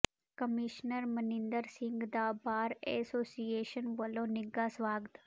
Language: Punjabi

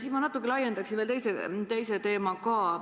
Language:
Estonian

